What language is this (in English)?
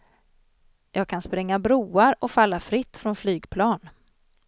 Swedish